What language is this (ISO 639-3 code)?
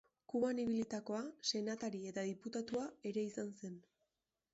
eus